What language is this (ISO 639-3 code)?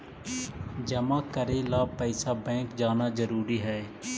mag